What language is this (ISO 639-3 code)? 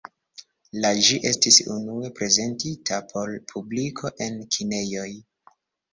epo